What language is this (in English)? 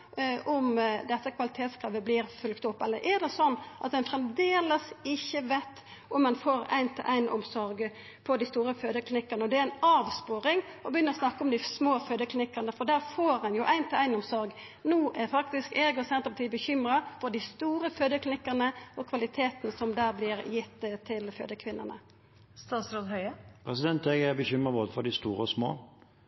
Norwegian